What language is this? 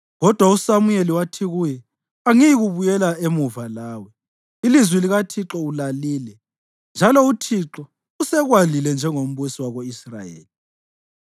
North Ndebele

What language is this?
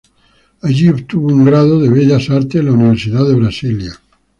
Spanish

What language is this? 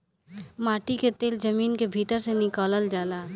Bhojpuri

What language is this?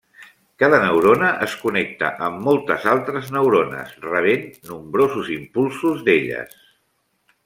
Catalan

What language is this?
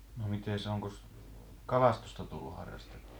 Finnish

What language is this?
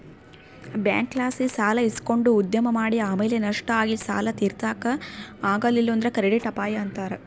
Kannada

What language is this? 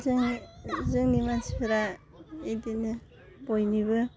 Bodo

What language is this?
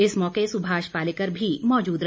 Hindi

